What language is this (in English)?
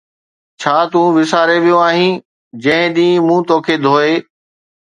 Sindhi